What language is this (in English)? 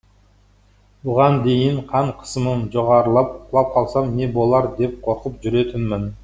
Kazakh